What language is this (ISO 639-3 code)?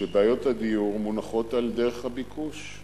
heb